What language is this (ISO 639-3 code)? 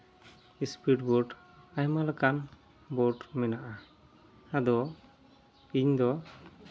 sat